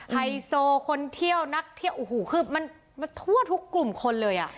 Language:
Thai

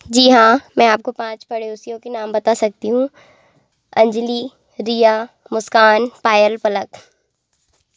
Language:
Hindi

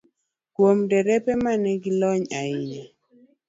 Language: Luo (Kenya and Tanzania)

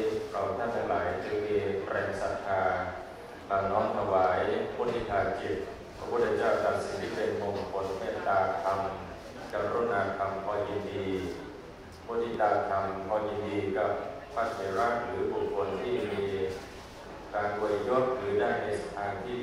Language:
Thai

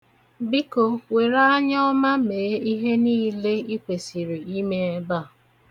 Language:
Igbo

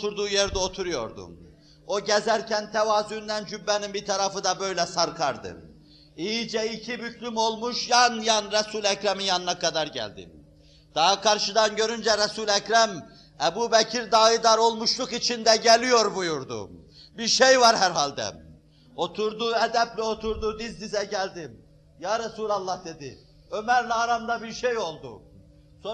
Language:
Turkish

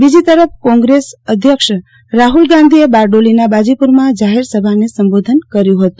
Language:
Gujarati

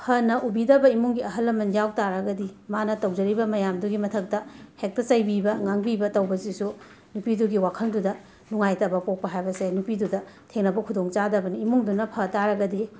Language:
Manipuri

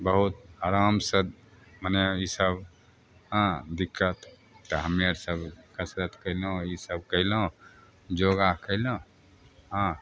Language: Maithili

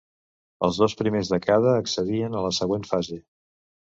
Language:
Catalan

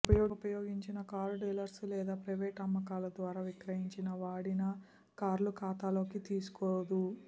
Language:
Telugu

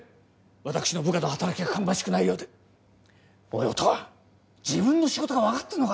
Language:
Japanese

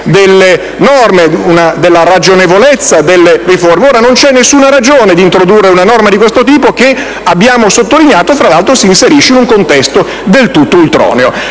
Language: Italian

